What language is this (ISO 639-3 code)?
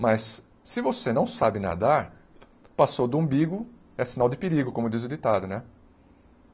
por